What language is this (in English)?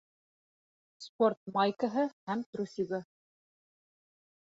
Bashkir